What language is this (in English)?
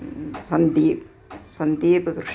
Malayalam